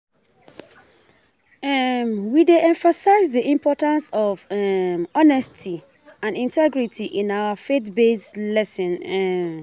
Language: Nigerian Pidgin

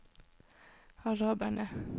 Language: Norwegian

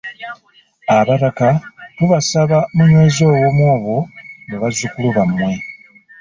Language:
Ganda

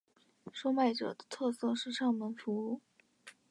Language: Chinese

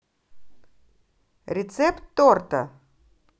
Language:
Russian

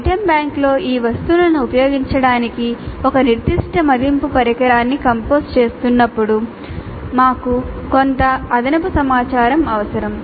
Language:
Telugu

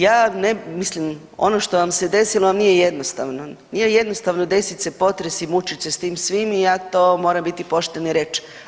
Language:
Croatian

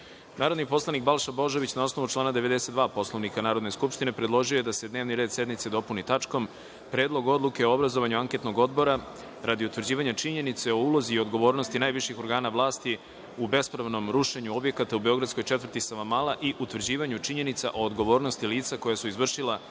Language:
Serbian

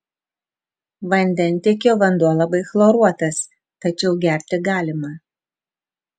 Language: Lithuanian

